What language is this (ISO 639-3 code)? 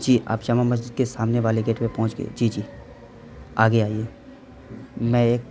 urd